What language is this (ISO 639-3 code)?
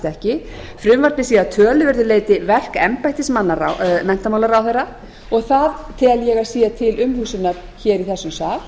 isl